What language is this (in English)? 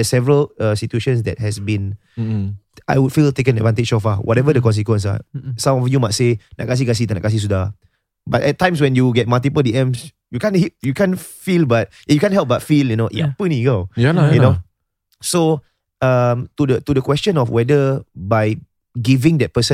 Malay